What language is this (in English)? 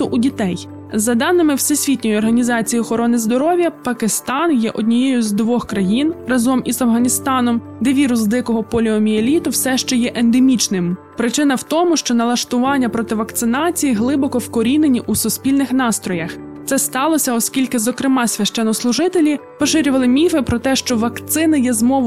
Ukrainian